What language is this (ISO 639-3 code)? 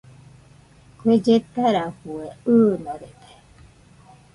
hux